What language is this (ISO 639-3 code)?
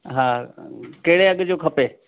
snd